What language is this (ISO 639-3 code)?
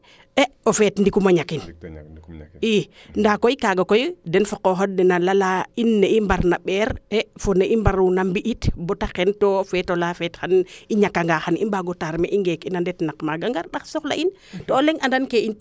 srr